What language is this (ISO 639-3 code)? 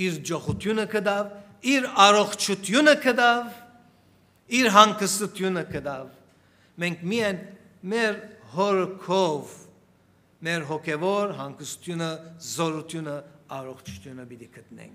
tur